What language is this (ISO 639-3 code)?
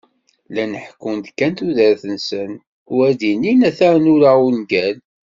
kab